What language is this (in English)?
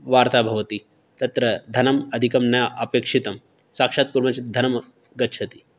Sanskrit